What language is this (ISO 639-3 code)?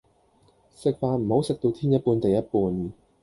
yue